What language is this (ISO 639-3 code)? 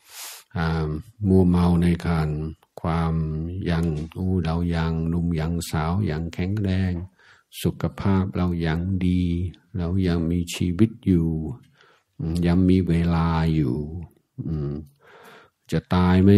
tha